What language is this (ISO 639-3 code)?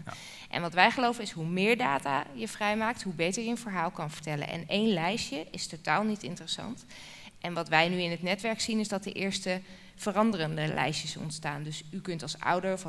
nld